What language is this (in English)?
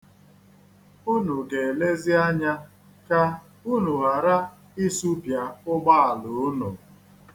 Igbo